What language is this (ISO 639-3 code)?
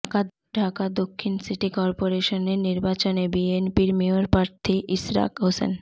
ben